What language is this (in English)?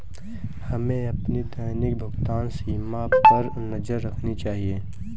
Hindi